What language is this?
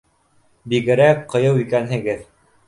Bashkir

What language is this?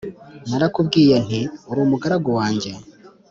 Kinyarwanda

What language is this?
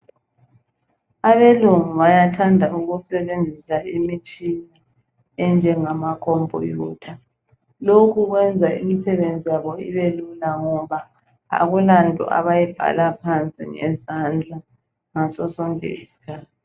North Ndebele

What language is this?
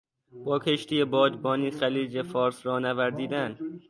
Persian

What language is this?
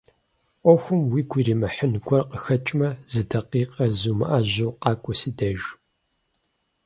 Kabardian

